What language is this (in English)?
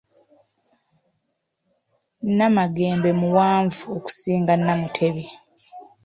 Ganda